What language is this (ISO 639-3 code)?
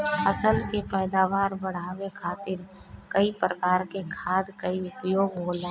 bho